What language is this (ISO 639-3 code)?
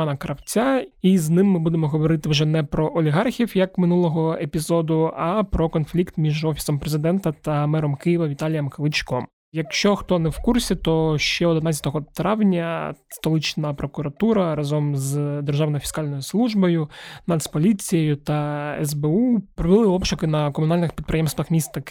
ukr